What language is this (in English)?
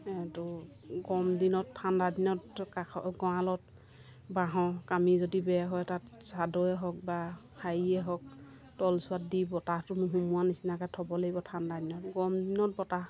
Assamese